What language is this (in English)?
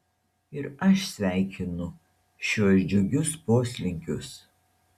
Lithuanian